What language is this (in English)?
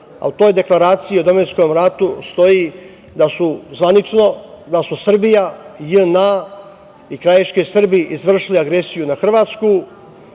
Serbian